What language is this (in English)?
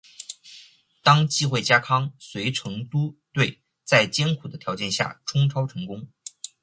Chinese